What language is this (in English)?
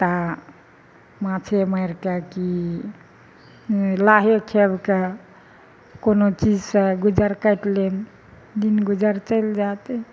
Maithili